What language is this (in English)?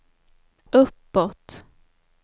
Swedish